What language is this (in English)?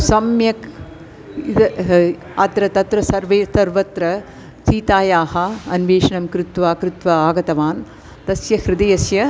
Sanskrit